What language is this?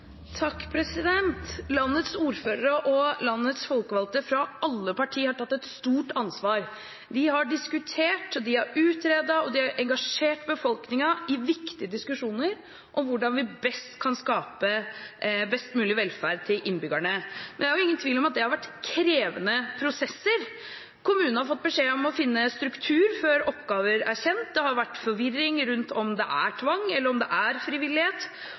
Norwegian Bokmål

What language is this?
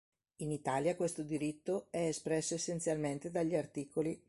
Italian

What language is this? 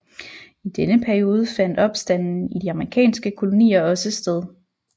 Danish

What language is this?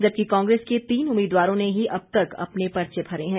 Hindi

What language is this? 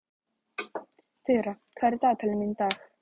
Icelandic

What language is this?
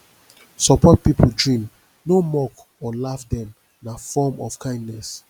Nigerian Pidgin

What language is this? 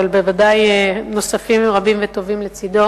Hebrew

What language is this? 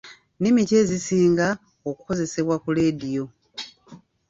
Ganda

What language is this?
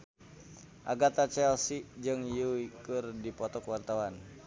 Sundanese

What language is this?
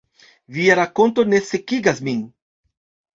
Esperanto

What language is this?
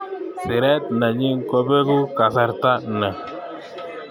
Kalenjin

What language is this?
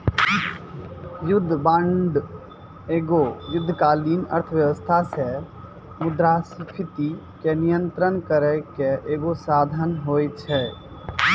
Maithili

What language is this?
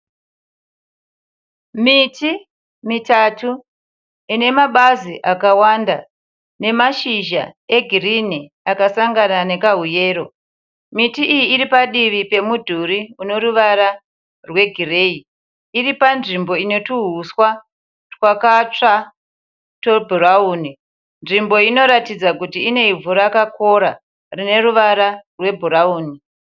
Shona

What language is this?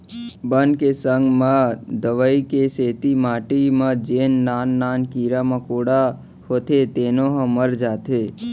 Chhattisgarhi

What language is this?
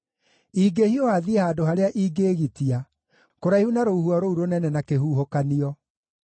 Kikuyu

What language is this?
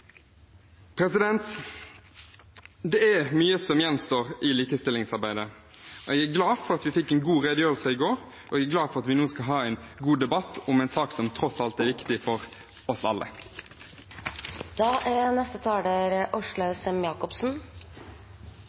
Norwegian Bokmål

